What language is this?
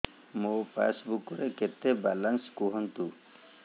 Odia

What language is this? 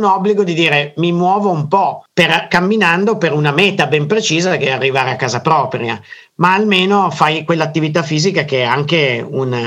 Italian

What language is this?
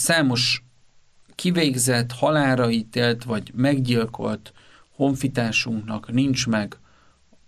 Hungarian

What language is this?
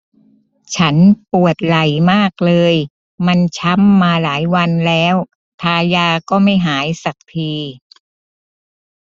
Thai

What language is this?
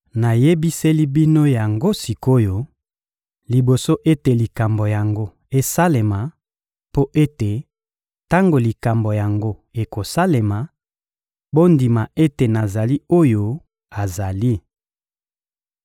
Lingala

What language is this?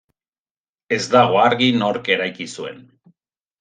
Basque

